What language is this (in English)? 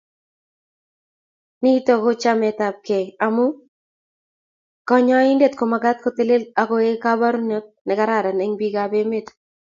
Kalenjin